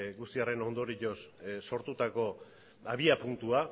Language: Basque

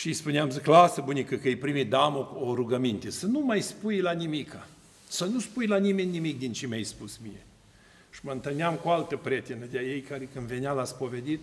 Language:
Romanian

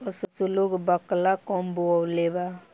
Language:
Bhojpuri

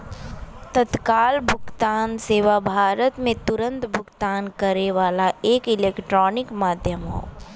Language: Bhojpuri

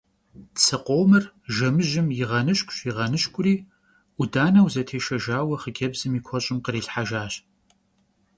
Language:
Kabardian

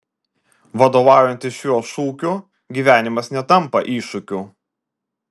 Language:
Lithuanian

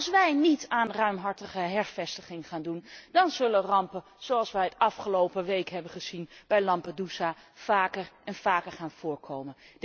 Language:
Dutch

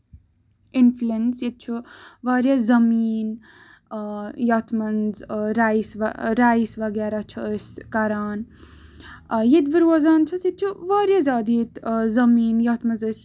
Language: Kashmiri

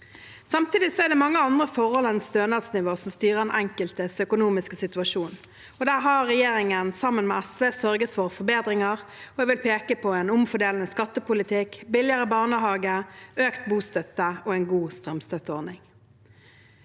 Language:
Norwegian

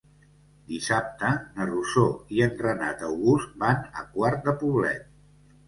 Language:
Catalan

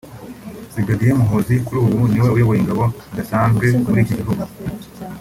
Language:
Kinyarwanda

